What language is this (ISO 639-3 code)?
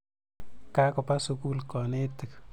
kln